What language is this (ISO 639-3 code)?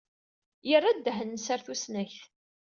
kab